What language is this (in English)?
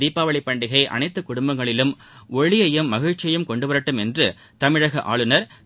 Tamil